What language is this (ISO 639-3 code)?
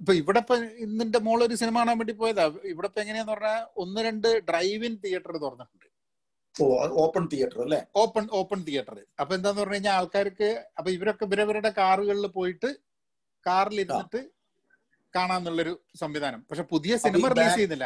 mal